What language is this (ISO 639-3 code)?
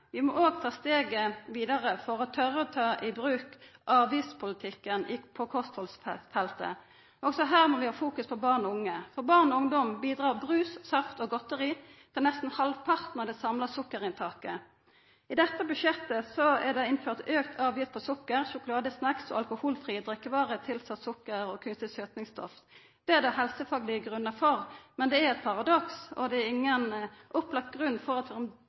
nno